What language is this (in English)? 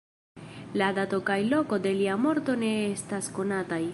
Esperanto